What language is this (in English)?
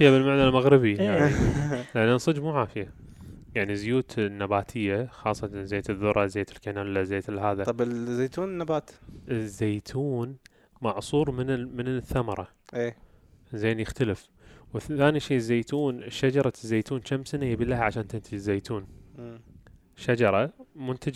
Arabic